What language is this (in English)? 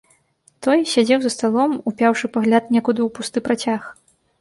Belarusian